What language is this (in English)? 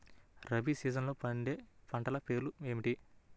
Telugu